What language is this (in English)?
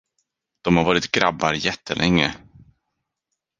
Swedish